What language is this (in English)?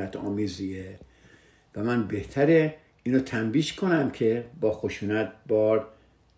Persian